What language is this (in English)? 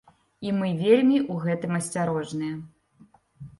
Belarusian